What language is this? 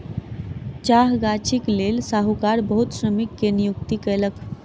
Maithili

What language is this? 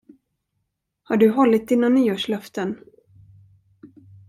Swedish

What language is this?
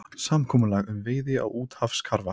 Icelandic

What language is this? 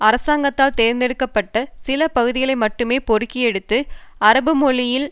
Tamil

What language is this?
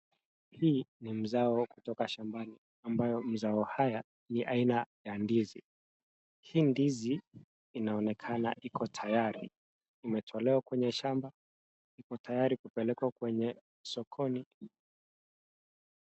Swahili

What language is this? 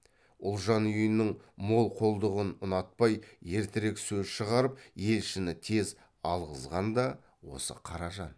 Kazakh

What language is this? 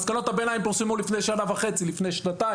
Hebrew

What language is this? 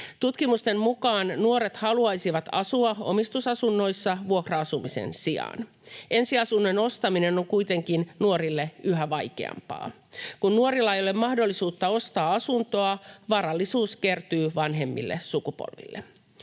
Finnish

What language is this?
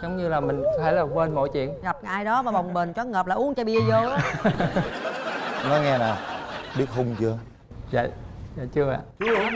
Vietnamese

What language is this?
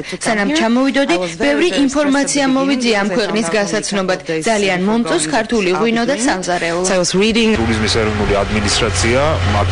Romanian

